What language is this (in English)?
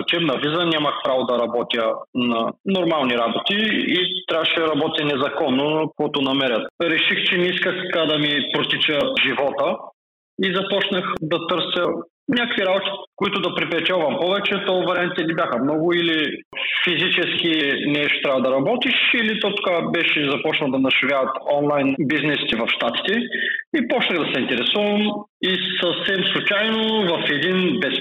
Bulgarian